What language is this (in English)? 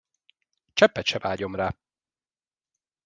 Hungarian